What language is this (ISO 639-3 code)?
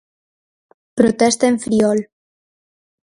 glg